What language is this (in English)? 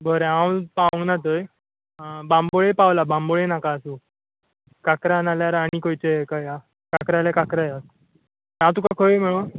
Konkani